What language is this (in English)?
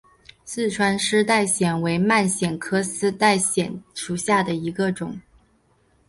Chinese